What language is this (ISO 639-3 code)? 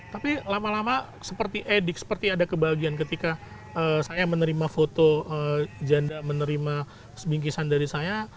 ind